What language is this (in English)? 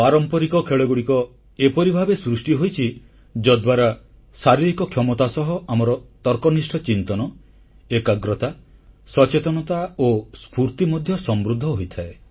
Odia